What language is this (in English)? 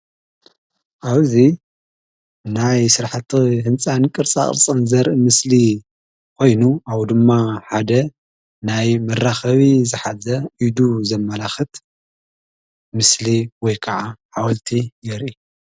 Tigrinya